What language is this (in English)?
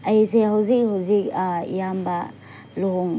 Manipuri